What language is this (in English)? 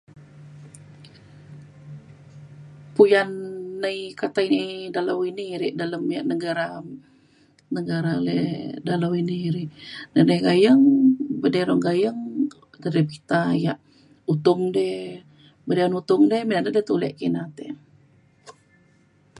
Mainstream Kenyah